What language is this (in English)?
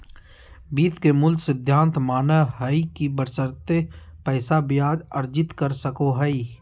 Magahi